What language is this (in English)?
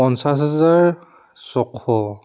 Assamese